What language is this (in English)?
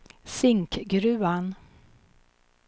Swedish